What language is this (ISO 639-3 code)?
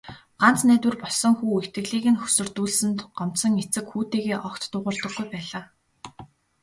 mon